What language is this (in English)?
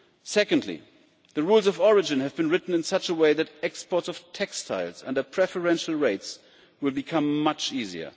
English